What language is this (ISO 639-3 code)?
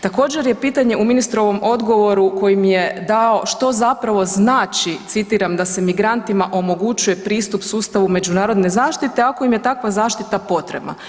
hrv